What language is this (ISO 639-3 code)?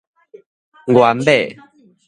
nan